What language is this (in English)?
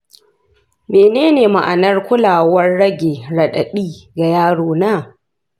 Hausa